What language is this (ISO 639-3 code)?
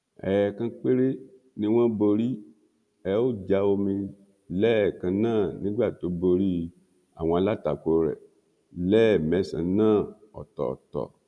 yor